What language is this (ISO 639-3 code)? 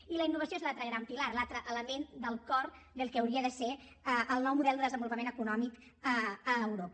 cat